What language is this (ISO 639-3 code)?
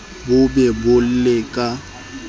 sot